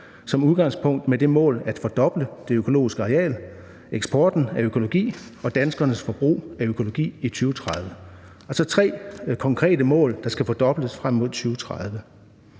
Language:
Danish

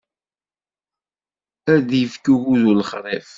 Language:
Kabyle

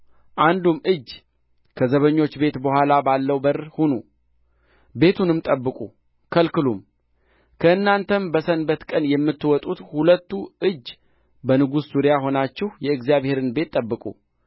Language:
Amharic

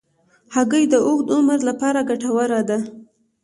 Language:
Pashto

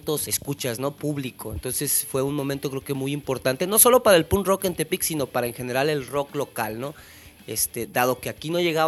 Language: Spanish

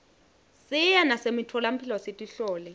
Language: Swati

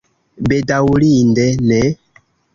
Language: Esperanto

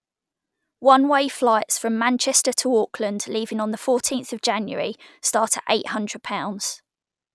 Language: English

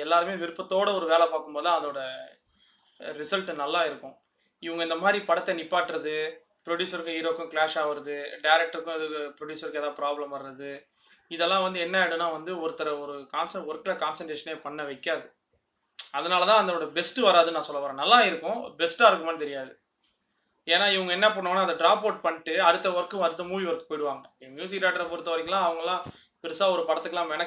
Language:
Tamil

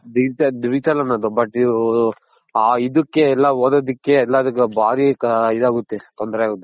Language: Kannada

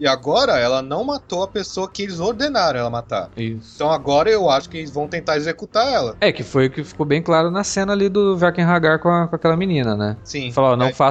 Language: Portuguese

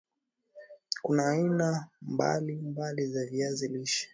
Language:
Swahili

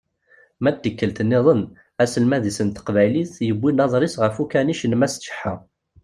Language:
Kabyle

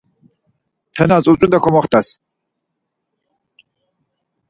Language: Laz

